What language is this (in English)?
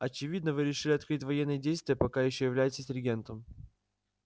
Russian